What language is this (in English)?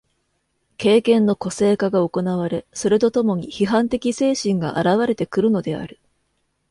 Japanese